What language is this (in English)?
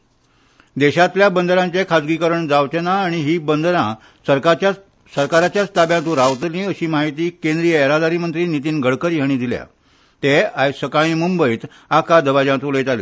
Konkani